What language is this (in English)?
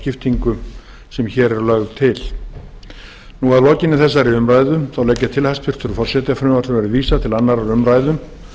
Icelandic